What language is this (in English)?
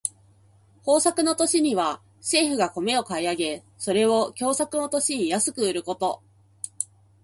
Japanese